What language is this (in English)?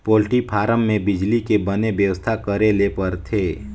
Chhattisgarhi